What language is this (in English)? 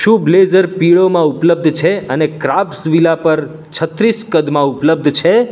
Gujarati